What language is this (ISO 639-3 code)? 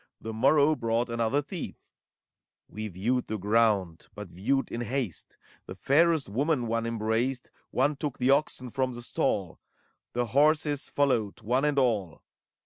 eng